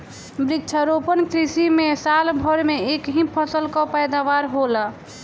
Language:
Bhojpuri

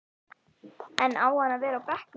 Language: Icelandic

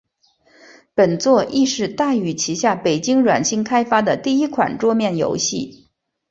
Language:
Chinese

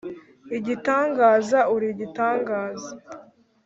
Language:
Kinyarwanda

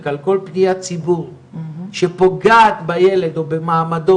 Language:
Hebrew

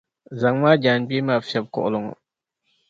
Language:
Dagbani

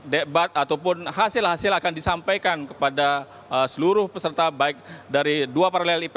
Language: Indonesian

